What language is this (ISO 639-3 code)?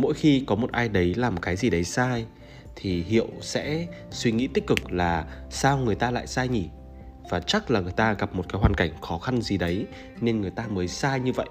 vie